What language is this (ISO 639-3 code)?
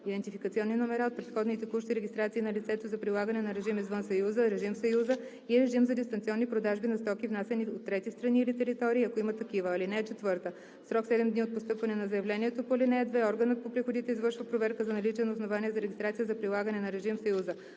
bul